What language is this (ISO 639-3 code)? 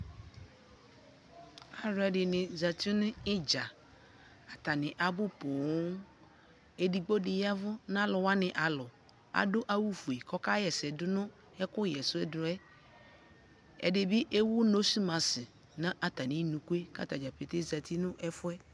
kpo